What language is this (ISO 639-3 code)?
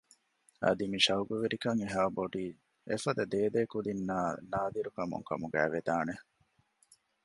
div